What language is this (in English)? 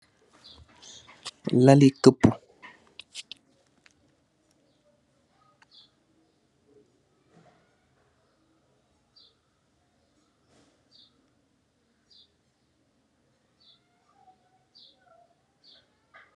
Wolof